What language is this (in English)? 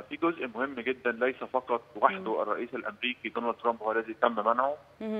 Arabic